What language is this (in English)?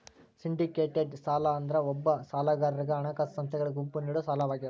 Kannada